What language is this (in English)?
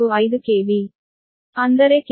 Kannada